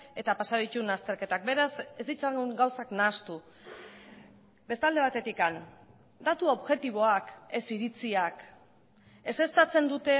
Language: Basque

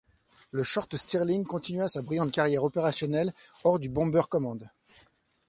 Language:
French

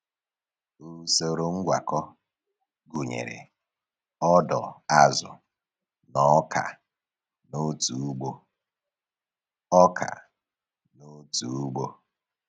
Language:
Igbo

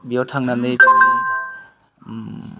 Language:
Bodo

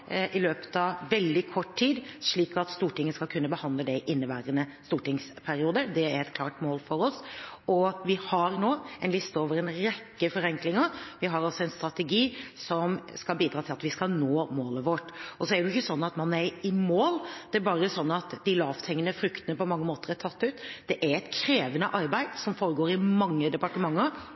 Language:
Norwegian Bokmål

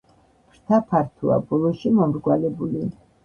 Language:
Georgian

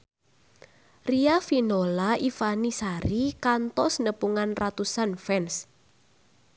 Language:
Sundanese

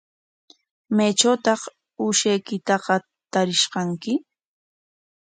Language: Corongo Ancash Quechua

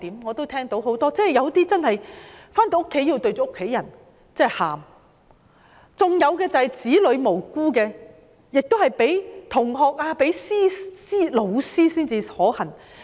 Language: Cantonese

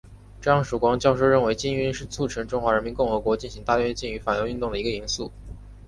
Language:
Chinese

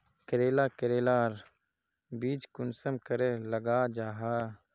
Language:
Magahi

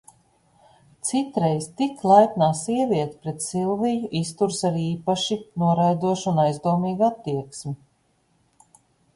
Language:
Latvian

